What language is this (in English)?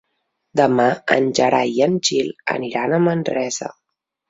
Catalan